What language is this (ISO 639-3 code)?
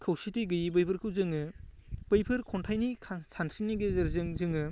brx